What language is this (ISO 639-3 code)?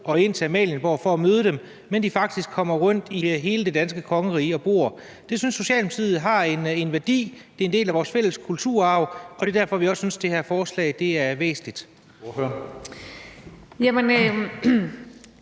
dan